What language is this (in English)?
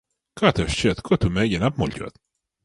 Latvian